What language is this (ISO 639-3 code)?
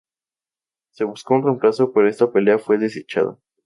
spa